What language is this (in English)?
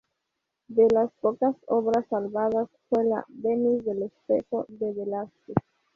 Spanish